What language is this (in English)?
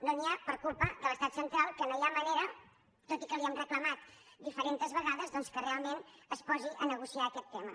Catalan